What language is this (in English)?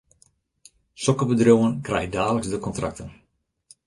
Western Frisian